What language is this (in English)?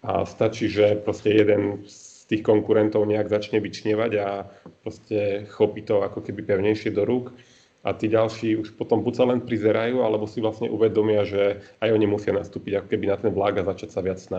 Slovak